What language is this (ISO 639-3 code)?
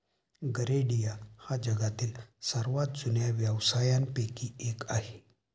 mar